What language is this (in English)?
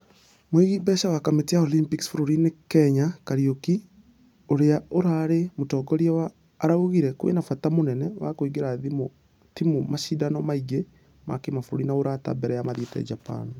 Kikuyu